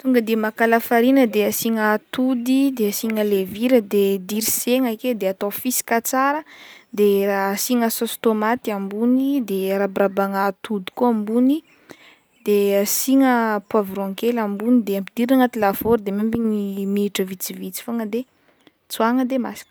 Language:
Northern Betsimisaraka Malagasy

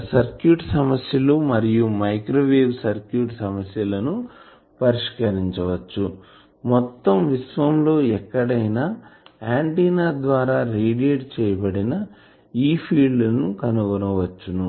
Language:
Telugu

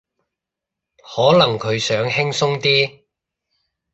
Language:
Cantonese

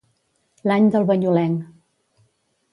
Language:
Catalan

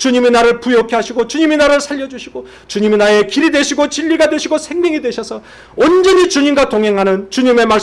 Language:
Korean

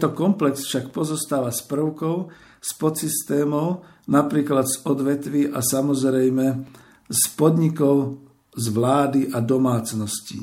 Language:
Slovak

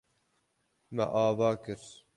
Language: Kurdish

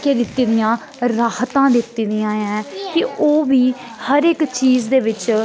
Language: Dogri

